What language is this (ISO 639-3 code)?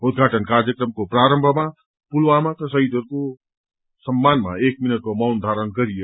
nep